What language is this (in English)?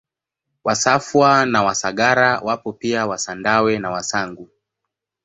Swahili